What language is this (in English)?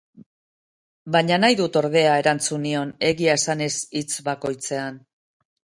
Basque